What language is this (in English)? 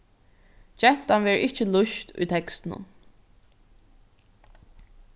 Faroese